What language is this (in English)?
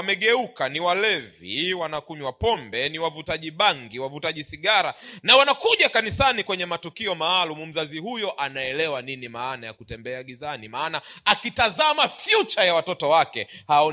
Swahili